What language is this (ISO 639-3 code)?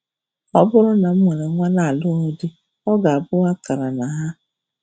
ibo